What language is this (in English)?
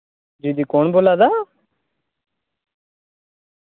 Dogri